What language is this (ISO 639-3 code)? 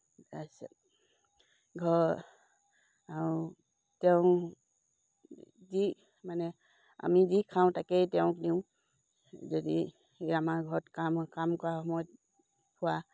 asm